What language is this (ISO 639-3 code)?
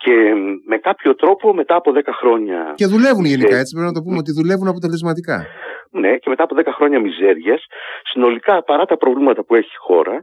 ell